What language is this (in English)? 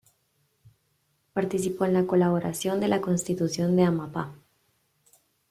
Spanish